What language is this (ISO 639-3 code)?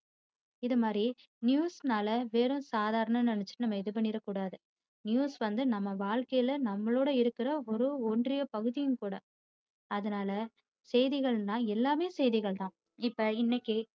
tam